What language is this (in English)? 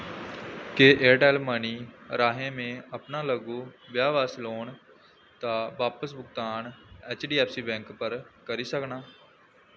Dogri